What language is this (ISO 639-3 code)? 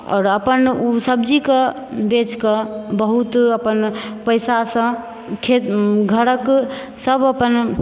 mai